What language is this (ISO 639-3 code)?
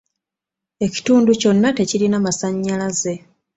lug